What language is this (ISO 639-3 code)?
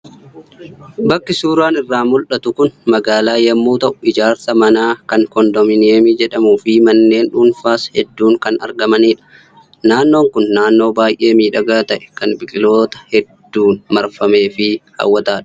orm